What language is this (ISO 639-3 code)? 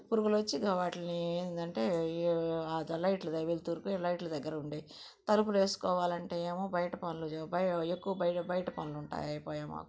tel